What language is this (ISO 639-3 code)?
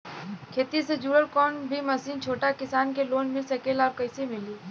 bho